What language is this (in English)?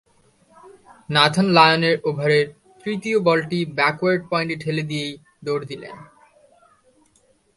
Bangla